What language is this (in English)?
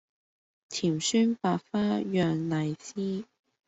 Cantonese